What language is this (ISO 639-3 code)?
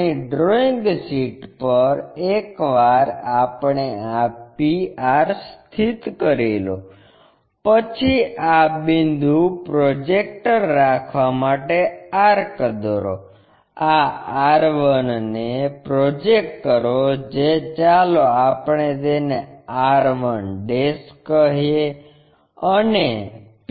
guj